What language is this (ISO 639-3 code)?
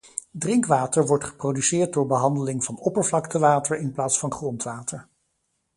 nld